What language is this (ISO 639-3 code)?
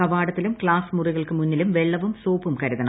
mal